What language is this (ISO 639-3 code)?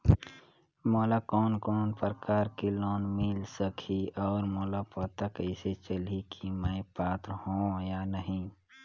hne